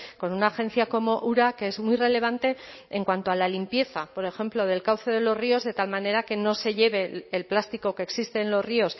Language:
Spanish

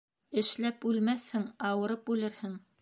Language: Bashkir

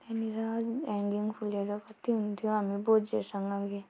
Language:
Nepali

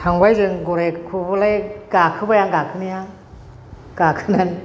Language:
Bodo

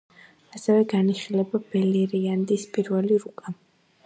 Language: Georgian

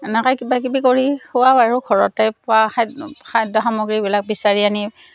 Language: Assamese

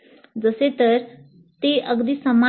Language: Marathi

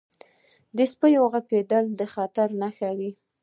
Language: Pashto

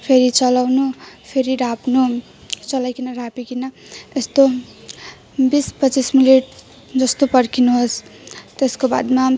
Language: Nepali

